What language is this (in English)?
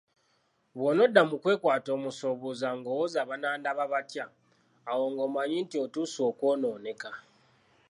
Ganda